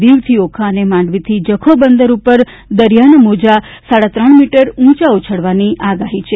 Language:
Gujarati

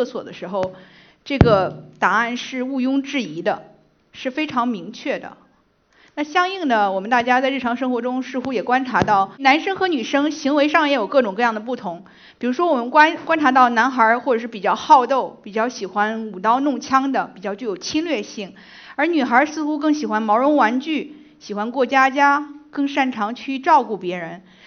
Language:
Chinese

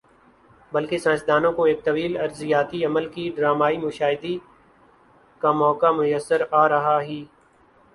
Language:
Urdu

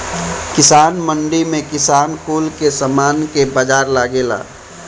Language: Bhojpuri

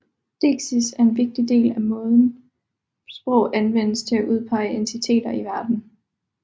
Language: Danish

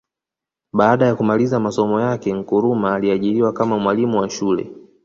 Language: Swahili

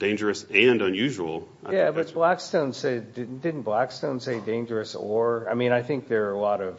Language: English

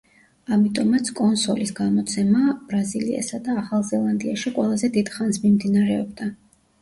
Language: Georgian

